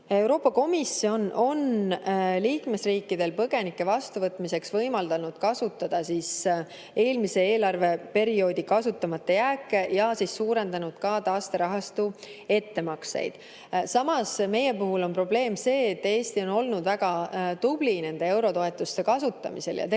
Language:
Estonian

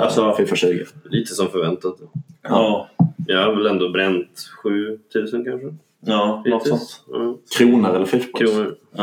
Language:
Swedish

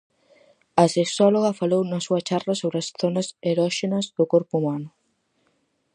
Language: Galician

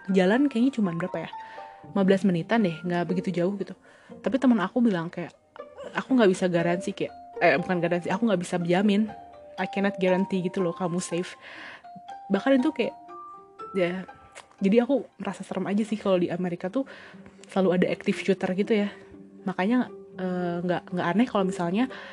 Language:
Indonesian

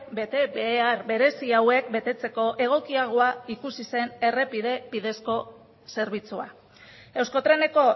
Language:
Basque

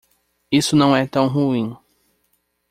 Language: Portuguese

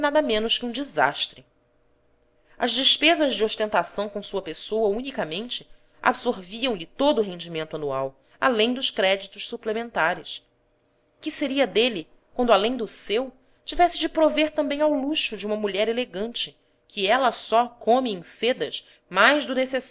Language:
Portuguese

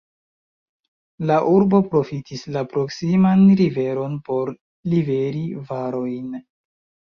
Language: Esperanto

